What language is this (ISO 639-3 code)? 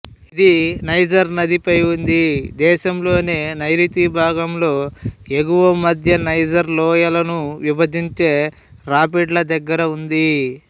tel